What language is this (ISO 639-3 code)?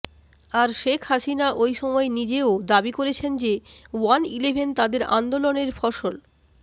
ben